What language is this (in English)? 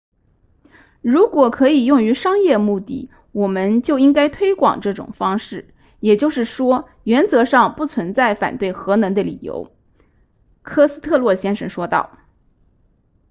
Chinese